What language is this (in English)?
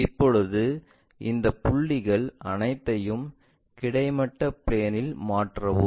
Tamil